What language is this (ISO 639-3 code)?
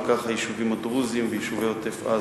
heb